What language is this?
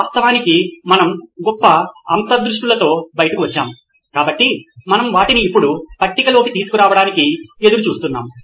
Telugu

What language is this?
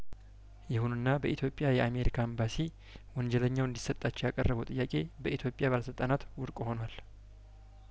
Amharic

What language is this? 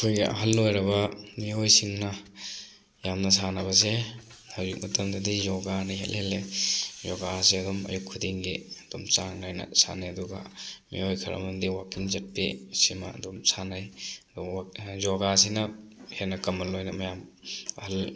Manipuri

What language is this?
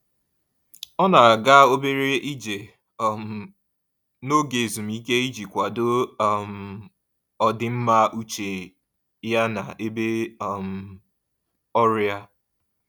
Igbo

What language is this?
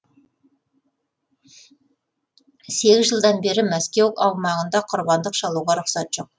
Kazakh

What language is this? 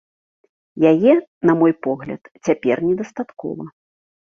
Belarusian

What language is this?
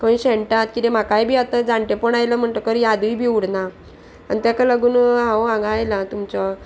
Konkani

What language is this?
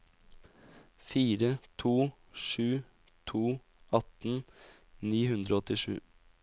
Norwegian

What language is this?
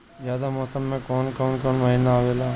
Bhojpuri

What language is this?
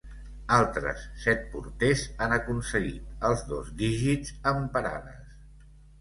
Catalan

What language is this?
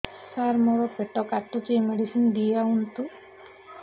Odia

